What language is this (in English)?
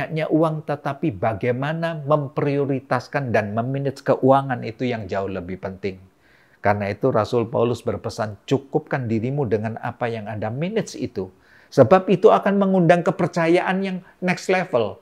Indonesian